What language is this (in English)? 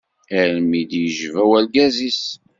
Kabyle